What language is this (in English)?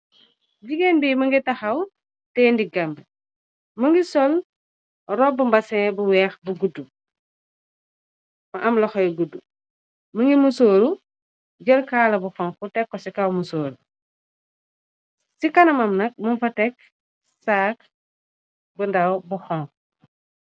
Wolof